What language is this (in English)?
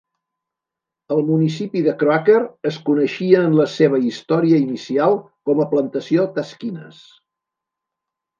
Catalan